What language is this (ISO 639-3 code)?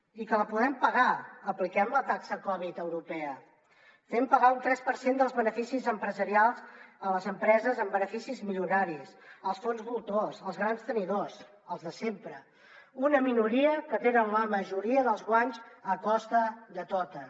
cat